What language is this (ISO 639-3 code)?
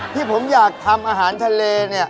tha